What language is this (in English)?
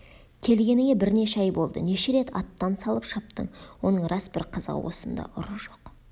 Kazakh